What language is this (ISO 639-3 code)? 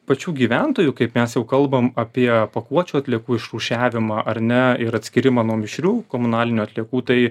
lit